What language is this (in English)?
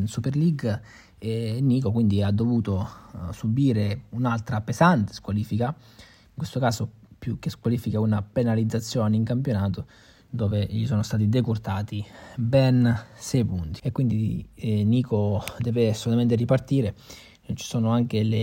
Italian